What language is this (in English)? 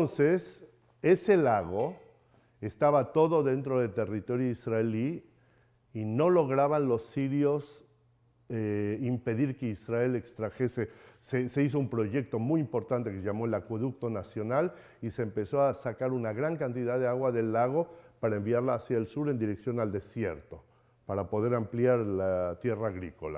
Spanish